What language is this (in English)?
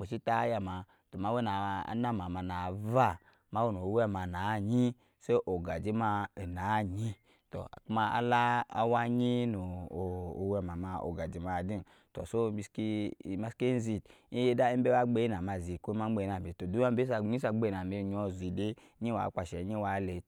Nyankpa